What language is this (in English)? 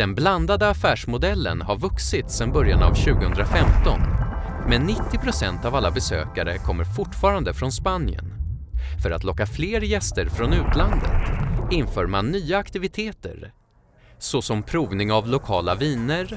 Swedish